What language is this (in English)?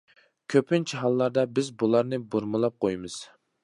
Uyghur